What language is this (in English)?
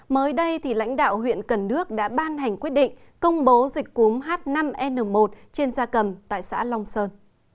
Vietnamese